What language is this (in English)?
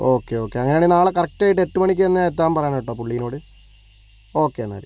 Malayalam